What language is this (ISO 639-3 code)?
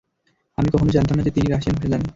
ben